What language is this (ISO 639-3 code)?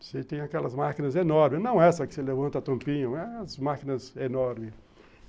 por